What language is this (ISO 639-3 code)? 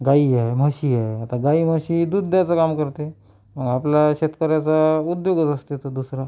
mar